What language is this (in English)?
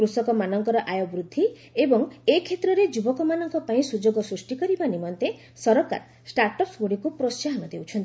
Odia